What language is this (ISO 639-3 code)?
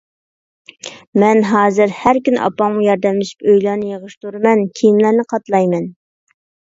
uig